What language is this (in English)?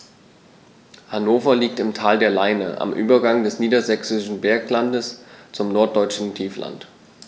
German